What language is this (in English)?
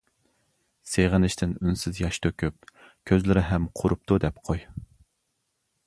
Uyghur